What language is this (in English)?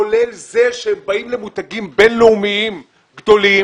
Hebrew